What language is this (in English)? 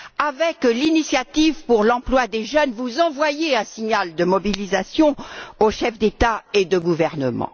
French